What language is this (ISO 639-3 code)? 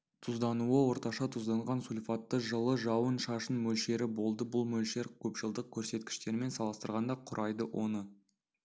kaz